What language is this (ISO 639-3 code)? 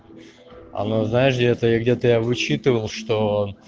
rus